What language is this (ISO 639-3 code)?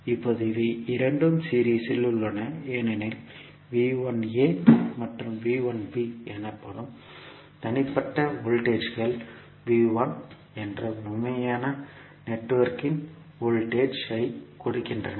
tam